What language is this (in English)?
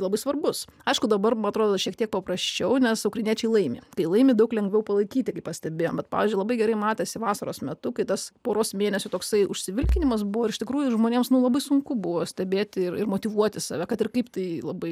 Lithuanian